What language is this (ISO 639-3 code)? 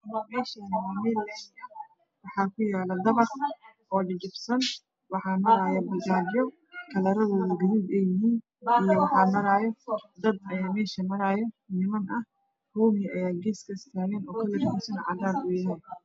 som